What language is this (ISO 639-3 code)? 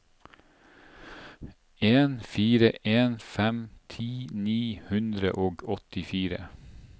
nor